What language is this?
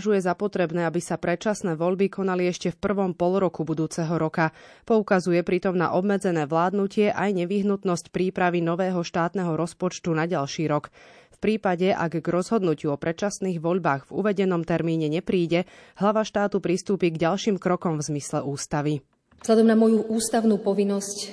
Slovak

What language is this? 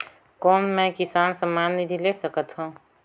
Chhattisgarhi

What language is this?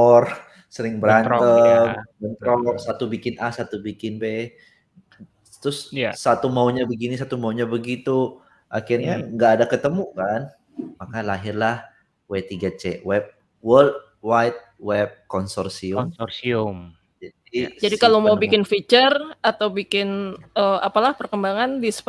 Indonesian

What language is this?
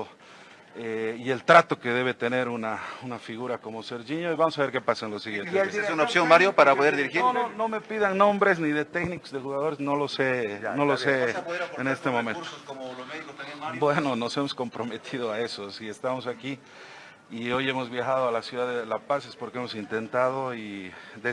Spanish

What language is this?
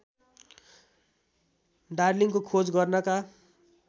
Nepali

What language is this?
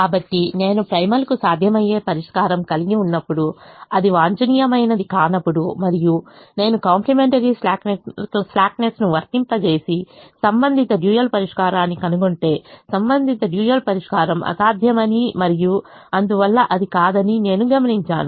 Telugu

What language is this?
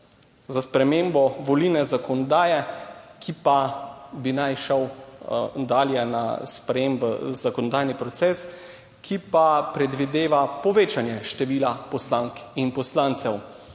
Slovenian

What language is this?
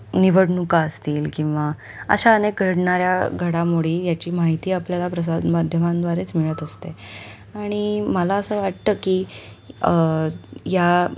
Marathi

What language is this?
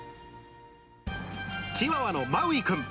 Japanese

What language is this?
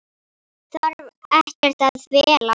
Icelandic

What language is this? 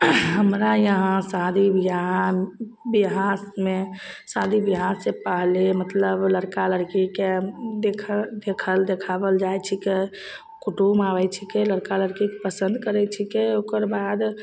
Maithili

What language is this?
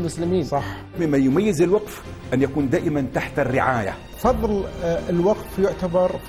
Arabic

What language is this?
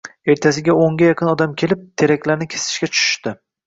Uzbek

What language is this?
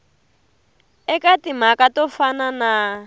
Tsonga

